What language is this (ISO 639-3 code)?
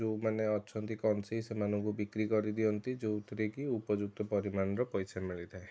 ori